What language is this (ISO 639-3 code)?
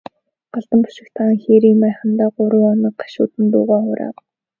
mon